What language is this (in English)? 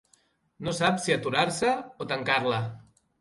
Catalan